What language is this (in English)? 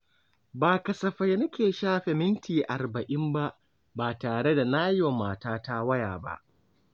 Hausa